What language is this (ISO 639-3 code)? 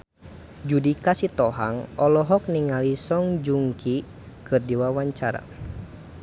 sun